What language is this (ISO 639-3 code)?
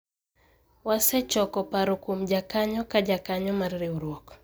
luo